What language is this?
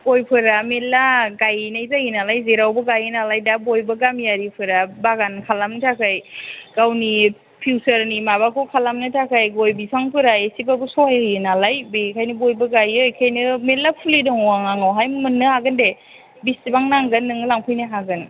Bodo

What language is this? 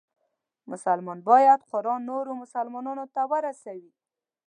Pashto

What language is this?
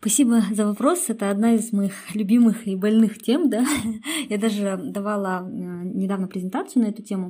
Russian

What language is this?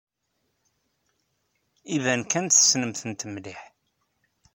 Kabyle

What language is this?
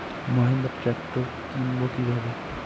Bangla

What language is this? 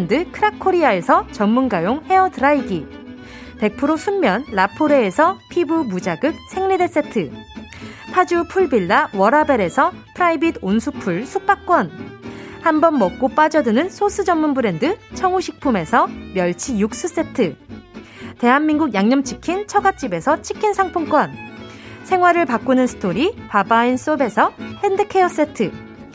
Korean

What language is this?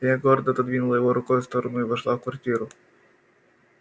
Russian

